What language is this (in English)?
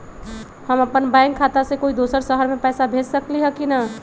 Magahi